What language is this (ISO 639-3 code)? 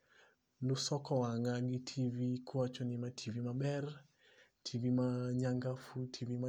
luo